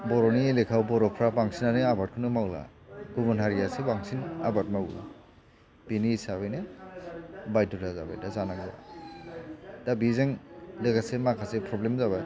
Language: Bodo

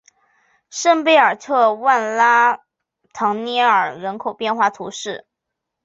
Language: Chinese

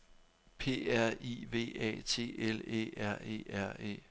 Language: Danish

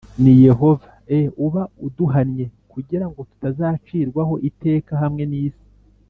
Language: Kinyarwanda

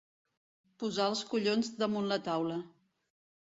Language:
Catalan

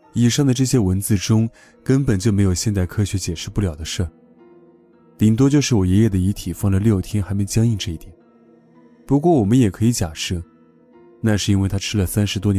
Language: Chinese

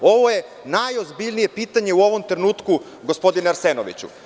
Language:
Serbian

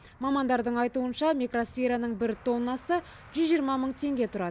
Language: Kazakh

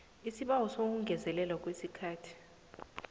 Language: South Ndebele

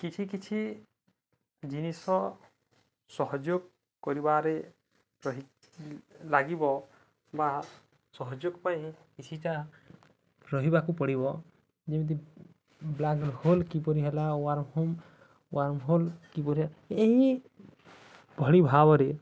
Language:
Odia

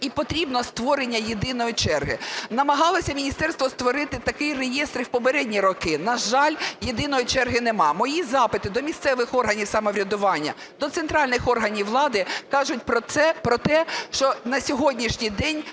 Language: Ukrainian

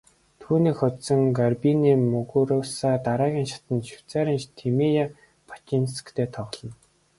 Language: Mongolian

